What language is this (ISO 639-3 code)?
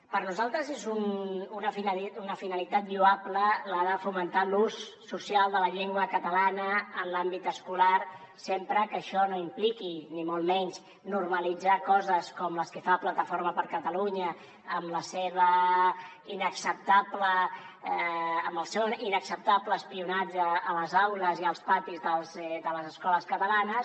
cat